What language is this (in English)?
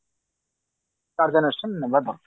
Odia